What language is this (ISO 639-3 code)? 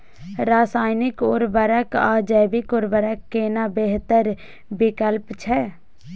mai